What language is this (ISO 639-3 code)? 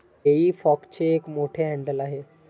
mar